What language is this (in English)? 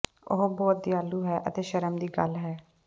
Punjabi